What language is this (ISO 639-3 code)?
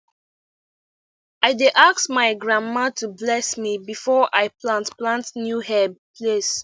pcm